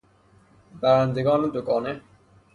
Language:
Persian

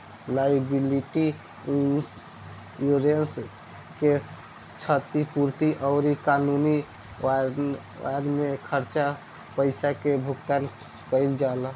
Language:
Bhojpuri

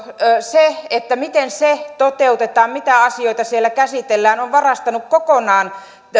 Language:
Finnish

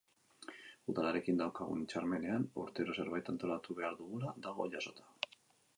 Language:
Basque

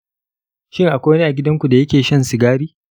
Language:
Hausa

